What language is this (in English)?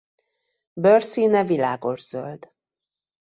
Hungarian